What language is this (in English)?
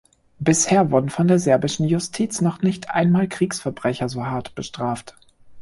German